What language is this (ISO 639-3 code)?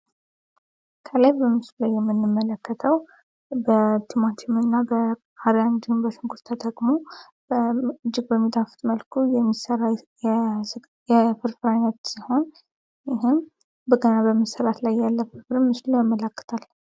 amh